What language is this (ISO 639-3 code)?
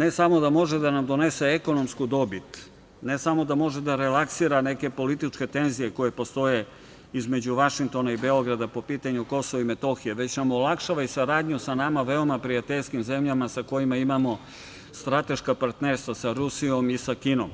srp